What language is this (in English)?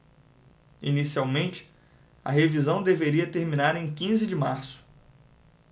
Portuguese